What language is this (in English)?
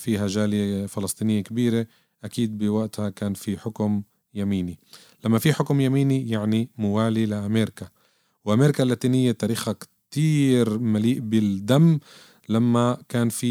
Arabic